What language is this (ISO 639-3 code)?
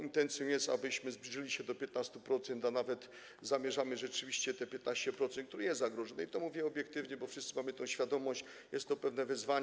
pol